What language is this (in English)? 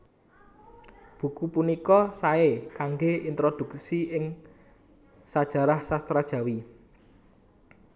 Javanese